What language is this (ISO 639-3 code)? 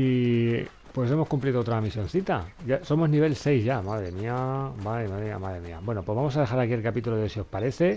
spa